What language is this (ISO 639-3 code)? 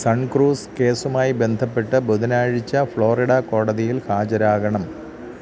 mal